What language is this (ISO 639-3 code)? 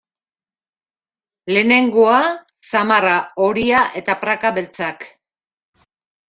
eus